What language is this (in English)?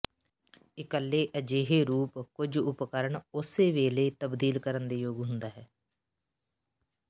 Punjabi